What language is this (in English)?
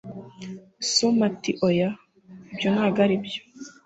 Kinyarwanda